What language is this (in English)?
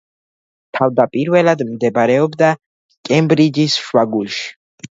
Georgian